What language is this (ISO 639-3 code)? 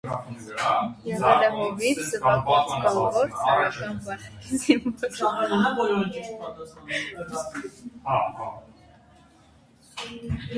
hye